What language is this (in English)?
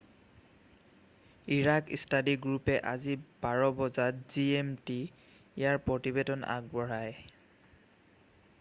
Assamese